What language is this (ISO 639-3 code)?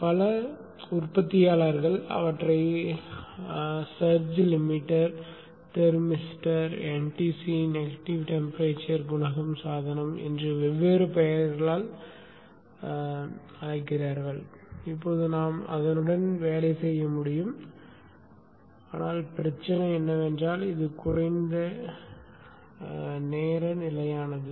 tam